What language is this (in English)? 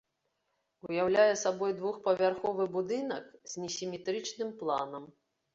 Belarusian